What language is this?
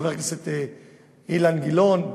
Hebrew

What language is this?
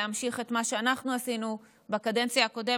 Hebrew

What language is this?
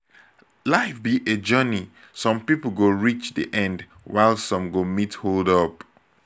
Nigerian Pidgin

